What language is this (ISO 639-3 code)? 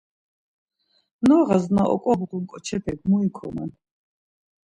lzz